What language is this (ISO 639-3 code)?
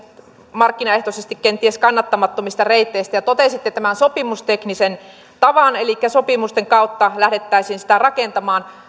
fin